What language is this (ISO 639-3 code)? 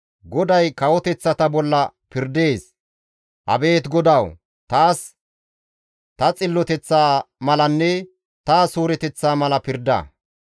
gmv